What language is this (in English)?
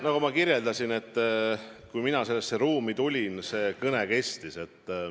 Estonian